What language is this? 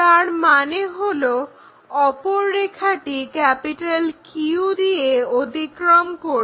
Bangla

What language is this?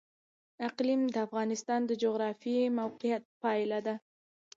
Pashto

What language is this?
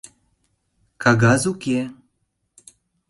Mari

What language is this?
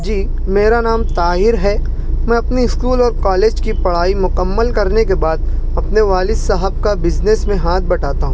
Urdu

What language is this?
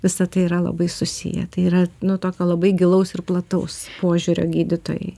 Lithuanian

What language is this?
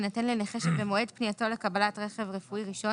Hebrew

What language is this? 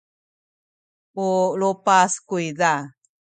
Sakizaya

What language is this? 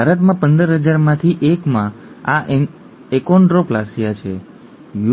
Gujarati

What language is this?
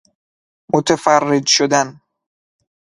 Persian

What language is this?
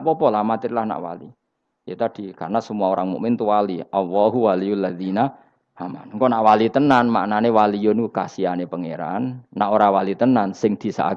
Indonesian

